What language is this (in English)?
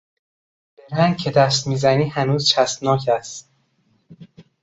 Persian